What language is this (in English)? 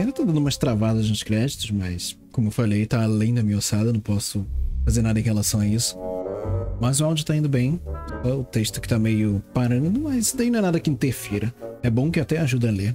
Portuguese